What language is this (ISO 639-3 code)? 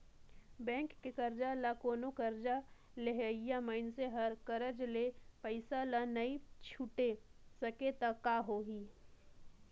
hne